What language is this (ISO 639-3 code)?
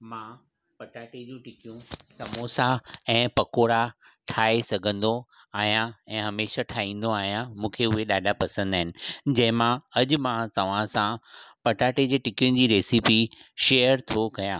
snd